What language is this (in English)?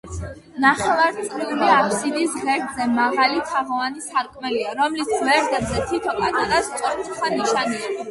Georgian